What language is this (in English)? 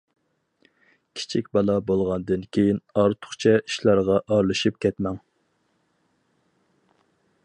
Uyghur